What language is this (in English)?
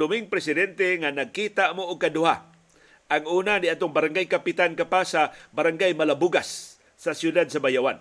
Filipino